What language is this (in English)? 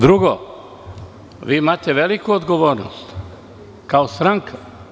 Serbian